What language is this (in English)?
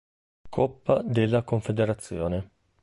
Italian